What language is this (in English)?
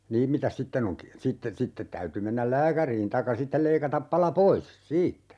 Finnish